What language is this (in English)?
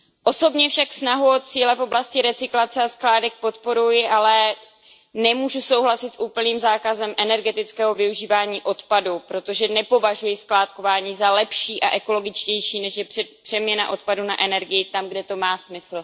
Czech